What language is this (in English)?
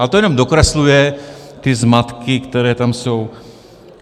Czech